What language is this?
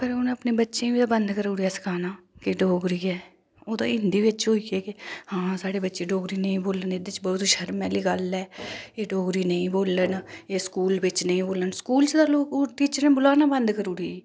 Dogri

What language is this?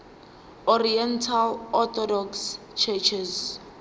Zulu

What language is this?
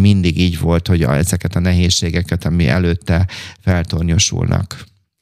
Hungarian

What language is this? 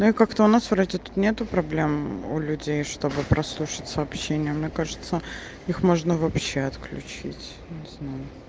Russian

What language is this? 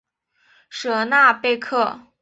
Chinese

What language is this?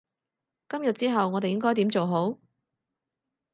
Cantonese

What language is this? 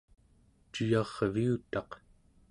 Central Yupik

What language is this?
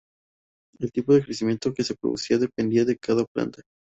Spanish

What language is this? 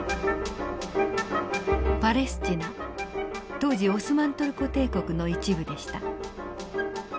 Japanese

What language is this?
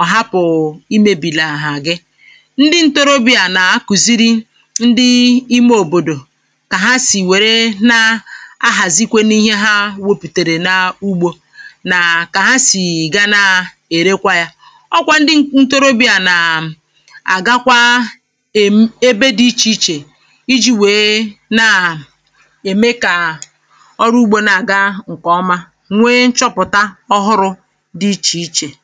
Igbo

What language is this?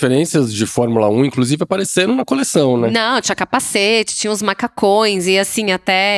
Portuguese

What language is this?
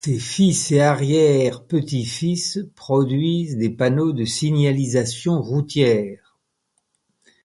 French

